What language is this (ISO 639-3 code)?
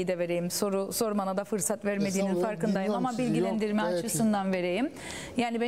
tur